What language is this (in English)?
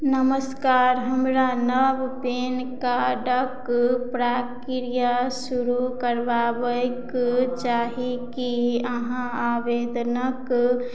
Maithili